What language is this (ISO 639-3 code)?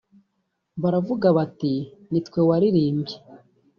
kin